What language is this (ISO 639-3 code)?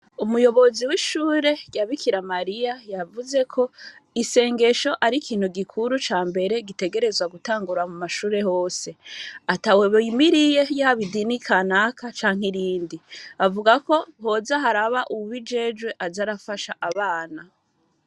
run